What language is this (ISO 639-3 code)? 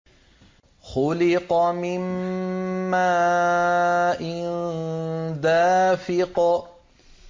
ara